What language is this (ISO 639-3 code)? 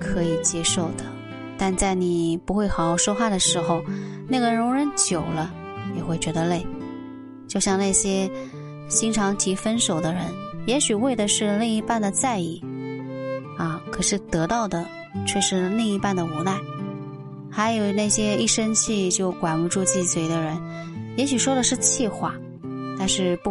zho